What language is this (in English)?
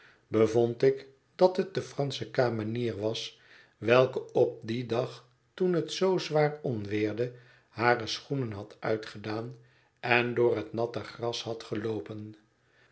Dutch